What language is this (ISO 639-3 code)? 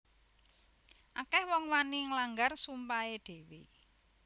jav